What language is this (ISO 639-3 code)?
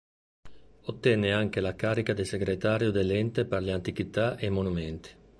ita